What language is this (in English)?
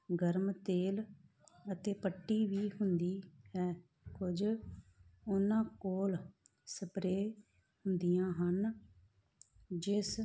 Punjabi